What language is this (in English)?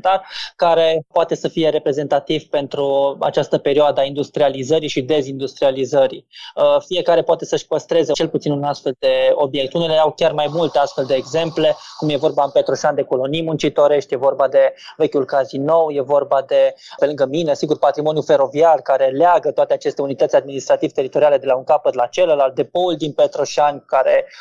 Romanian